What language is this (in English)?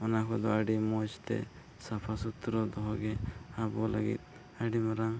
Santali